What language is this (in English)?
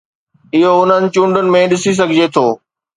Sindhi